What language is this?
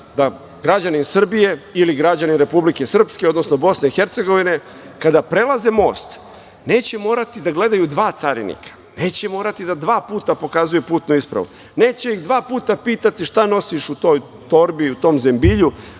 Serbian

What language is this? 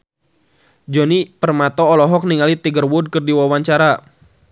Sundanese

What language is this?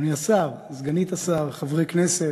Hebrew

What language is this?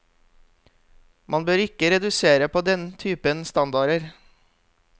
Norwegian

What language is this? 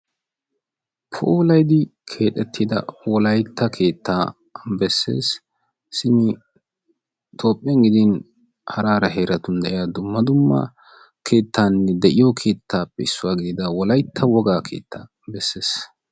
Wolaytta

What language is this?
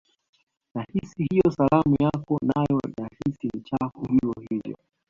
Swahili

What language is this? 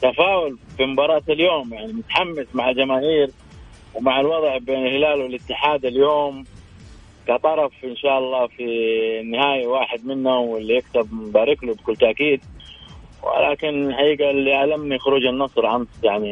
Arabic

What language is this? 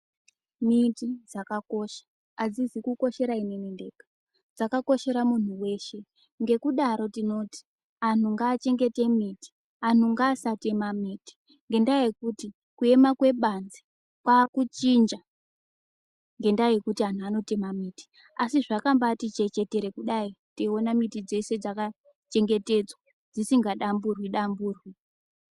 Ndau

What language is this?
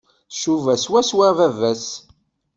Kabyle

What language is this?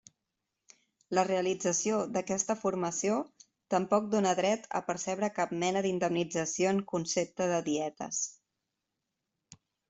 Catalan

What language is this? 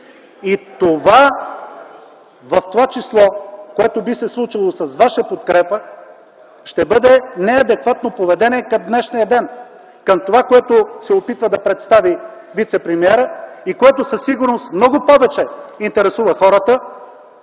Bulgarian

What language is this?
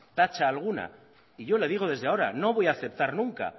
Spanish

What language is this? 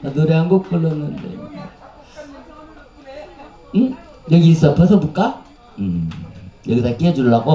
Korean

